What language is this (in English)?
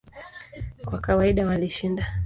Swahili